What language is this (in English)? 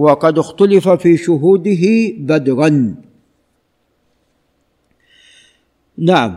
Arabic